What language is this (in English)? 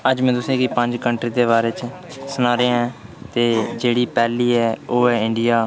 Dogri